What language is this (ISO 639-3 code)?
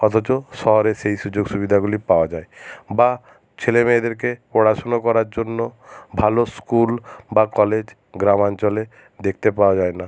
ben